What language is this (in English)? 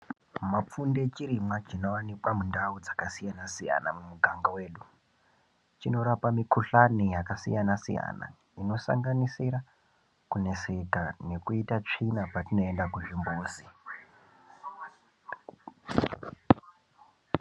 Ndau